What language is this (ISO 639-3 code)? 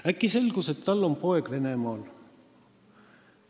est